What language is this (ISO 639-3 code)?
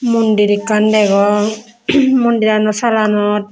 ccp